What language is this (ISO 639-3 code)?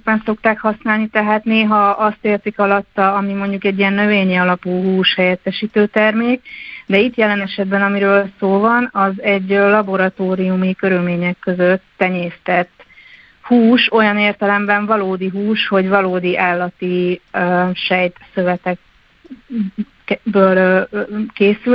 hun